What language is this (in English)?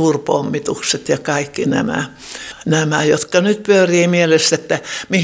Finnish